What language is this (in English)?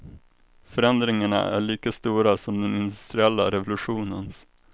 Swedish